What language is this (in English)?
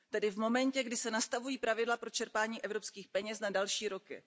Czech